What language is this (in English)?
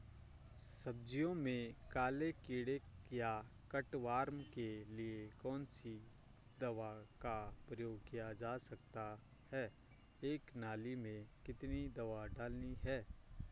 Hindi